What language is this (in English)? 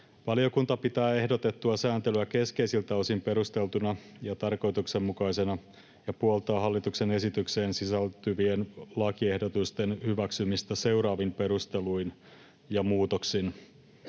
Finnish